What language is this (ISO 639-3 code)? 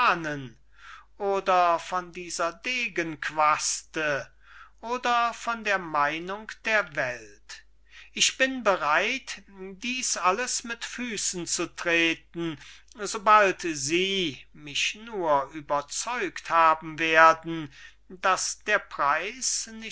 deu